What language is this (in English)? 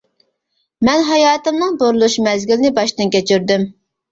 Uyghur